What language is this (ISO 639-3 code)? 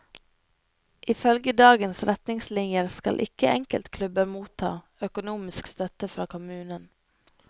nor